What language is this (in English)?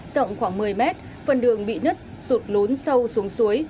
Vietnamese